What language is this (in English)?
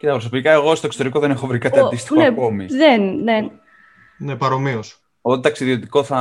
Greek